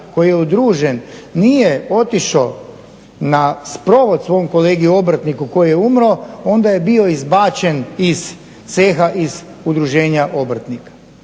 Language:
Croatian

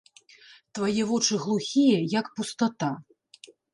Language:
Belarusian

